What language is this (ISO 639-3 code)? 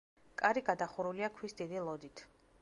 kat